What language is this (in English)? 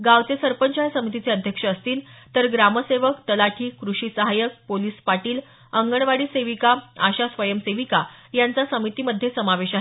Marathi